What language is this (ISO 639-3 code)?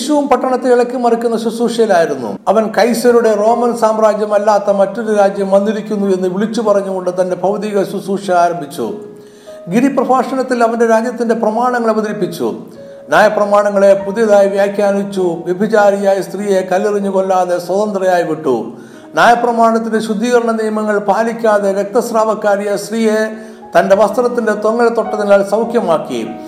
mal